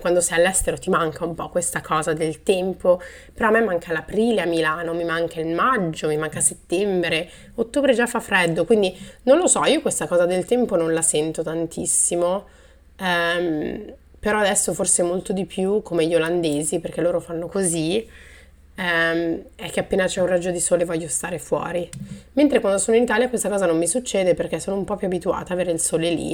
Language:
Italian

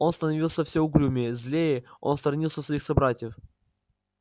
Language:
Russian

